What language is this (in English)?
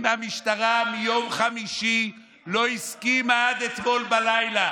Hebrew